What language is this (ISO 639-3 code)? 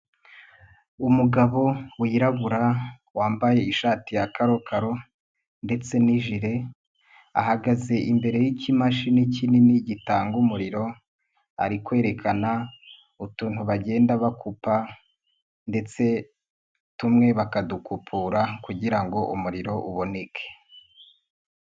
kin